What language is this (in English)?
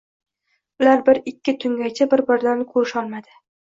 Uzbek